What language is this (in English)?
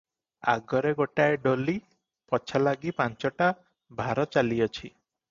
Odia